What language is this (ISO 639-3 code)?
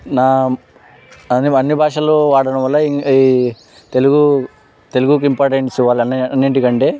tel